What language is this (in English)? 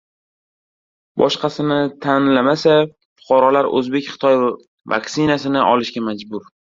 Uzbek